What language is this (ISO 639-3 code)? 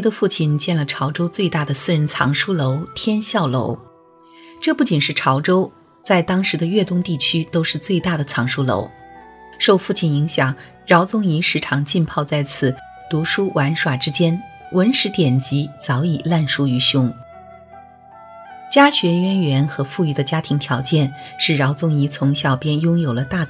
zho